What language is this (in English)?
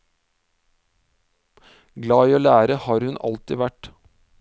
Norwegian